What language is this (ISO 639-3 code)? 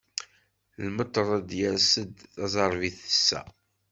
kab